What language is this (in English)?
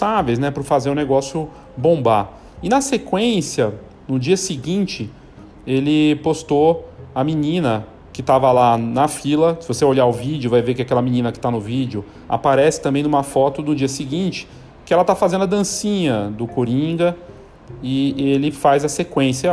Portuguese